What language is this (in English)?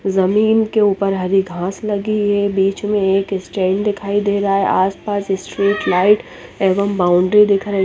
Hindi